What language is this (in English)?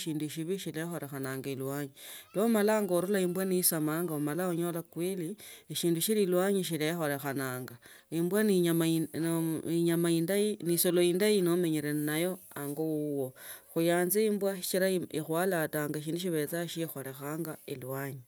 Tsotso